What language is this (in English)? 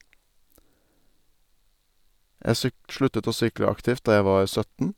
Norwegian